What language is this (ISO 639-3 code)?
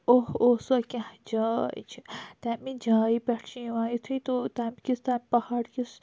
kas